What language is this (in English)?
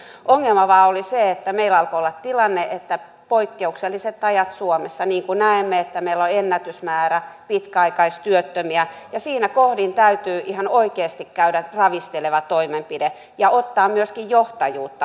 Finnish